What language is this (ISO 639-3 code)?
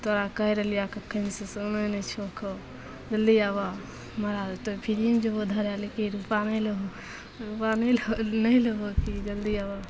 mai